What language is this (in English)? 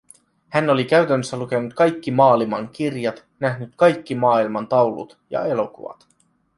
Finnish